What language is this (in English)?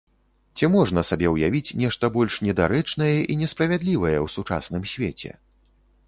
Belarusian